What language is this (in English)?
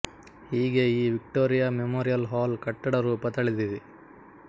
Kannada